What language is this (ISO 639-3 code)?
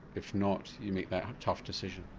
eng